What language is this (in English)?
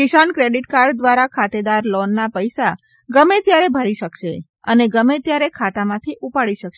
Gujarati